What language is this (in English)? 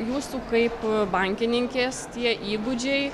Lithuanian